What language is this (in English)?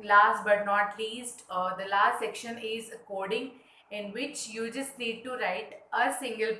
English